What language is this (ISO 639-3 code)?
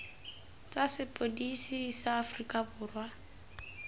tsn